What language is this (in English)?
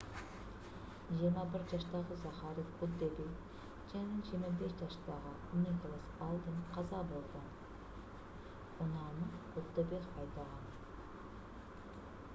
Kyrgyz